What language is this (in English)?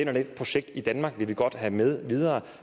Danish